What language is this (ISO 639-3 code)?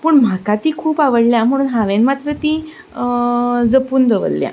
kok